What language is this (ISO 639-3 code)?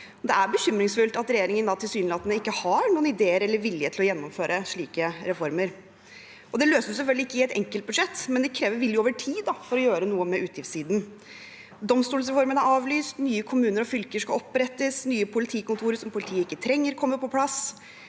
nor